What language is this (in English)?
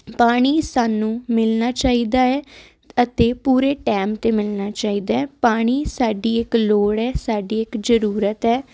Punjabi